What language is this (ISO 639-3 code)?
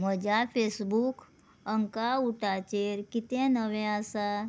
kok